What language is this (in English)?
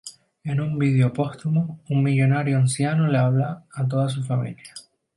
Spanish